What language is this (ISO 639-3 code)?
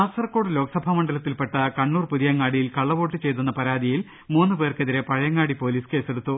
mal